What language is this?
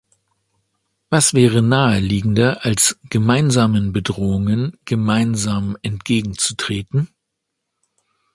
German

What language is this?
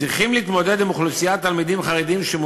Hebrew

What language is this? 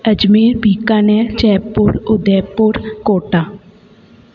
Sindhi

